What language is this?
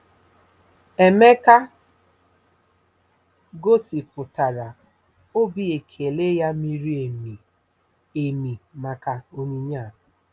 Igbo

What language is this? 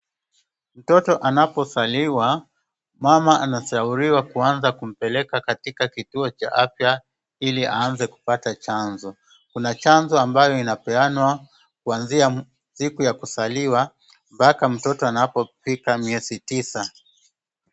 Swahili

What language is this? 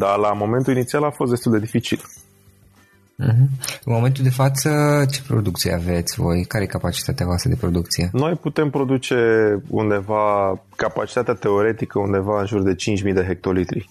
Romanian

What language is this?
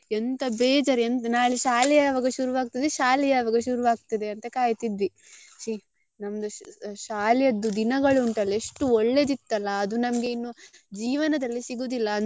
Kannada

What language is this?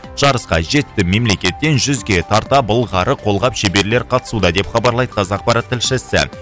Kazakh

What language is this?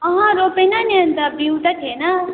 Nepali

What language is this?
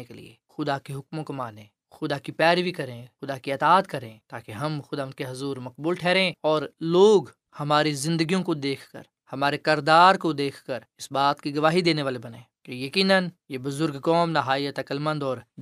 Urdu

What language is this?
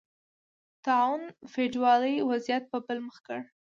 Pashto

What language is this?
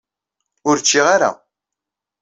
Kabyle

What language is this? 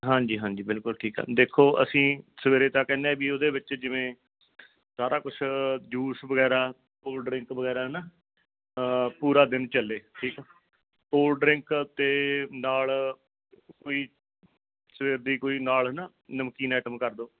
Punjabi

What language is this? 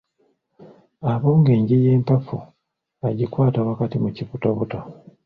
Ganda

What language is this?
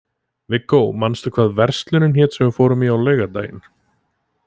Icelandic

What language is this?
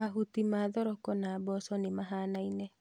Kikuyu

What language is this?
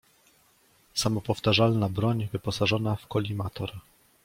Polish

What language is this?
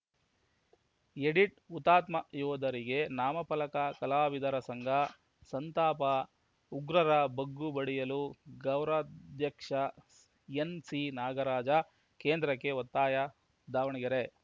Kannada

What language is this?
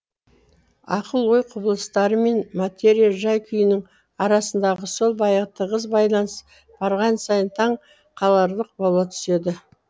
Kazakh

